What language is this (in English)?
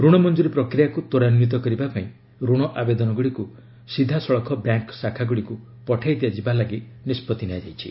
Odia